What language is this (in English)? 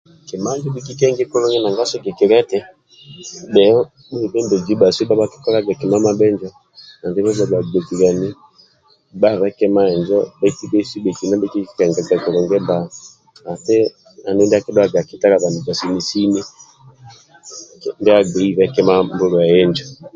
Amba (Uganda)